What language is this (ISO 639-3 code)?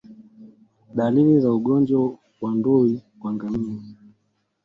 swa